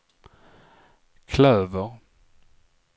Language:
Swedish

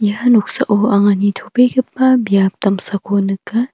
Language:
Garo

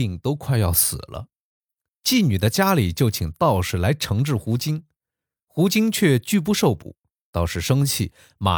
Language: Chinese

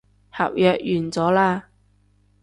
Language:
Cantonese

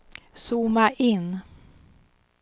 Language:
Swedish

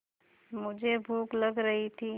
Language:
Hindi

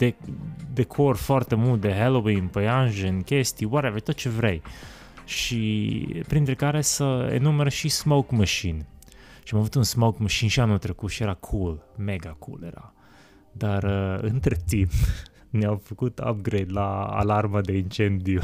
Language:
Romanian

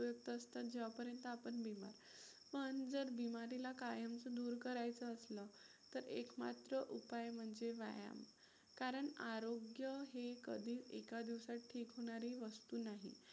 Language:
Marathi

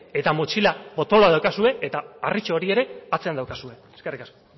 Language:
Basque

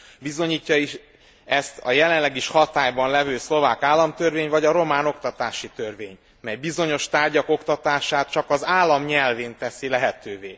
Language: Hungarian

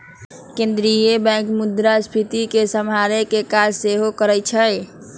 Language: Magahi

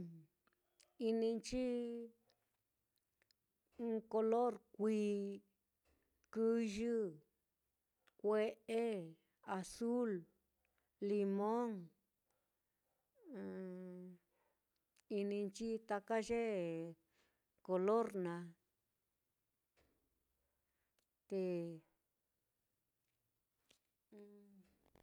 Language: Mitlatongo Mixtec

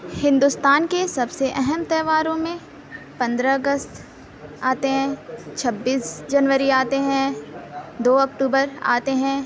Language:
Urdu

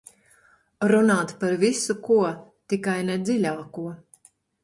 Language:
Latvian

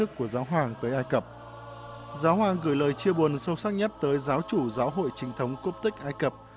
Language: Vietnamese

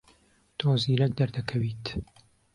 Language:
Central Kurdish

